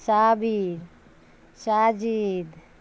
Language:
Urdu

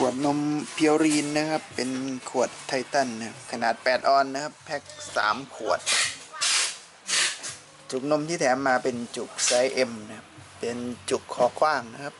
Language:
Thai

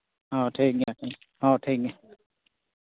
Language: Santali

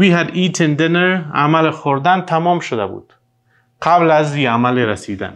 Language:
Persian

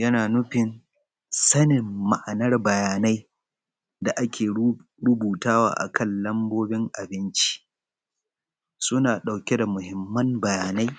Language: Hausa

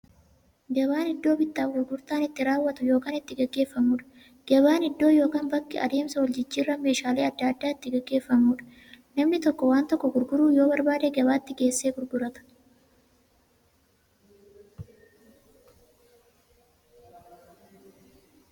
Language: Oromo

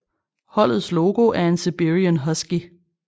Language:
Danish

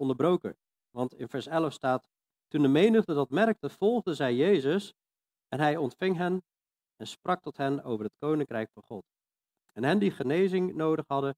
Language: Dutch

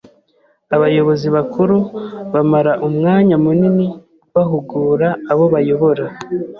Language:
Kinyarwanda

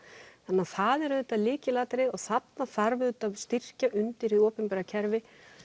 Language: Icelandic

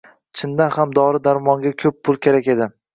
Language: Uzbek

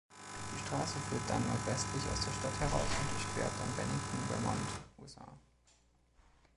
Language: German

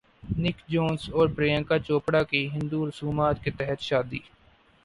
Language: Urdu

